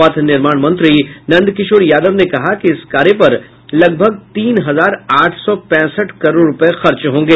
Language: Hindi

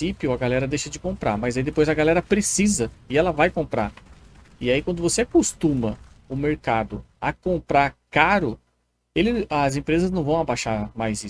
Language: Portuguese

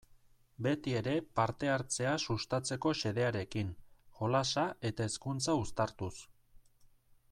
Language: Basque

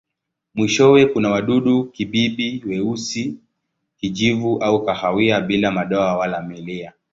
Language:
Swahili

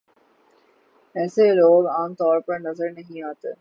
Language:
Urdu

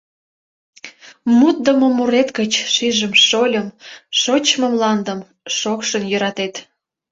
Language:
Mari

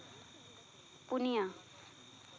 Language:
Santali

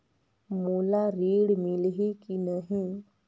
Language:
Chhattisgarhi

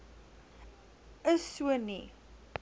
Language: Afrikaans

